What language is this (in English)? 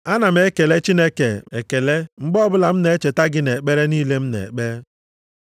Igbo